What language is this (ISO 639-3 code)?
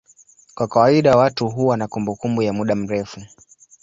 swa